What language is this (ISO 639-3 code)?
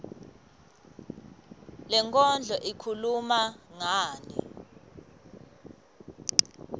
ssw